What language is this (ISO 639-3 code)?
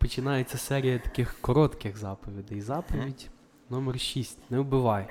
ukr